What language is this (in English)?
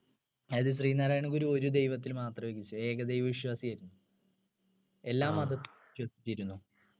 Malayalam